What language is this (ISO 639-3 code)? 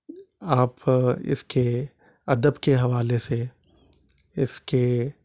urd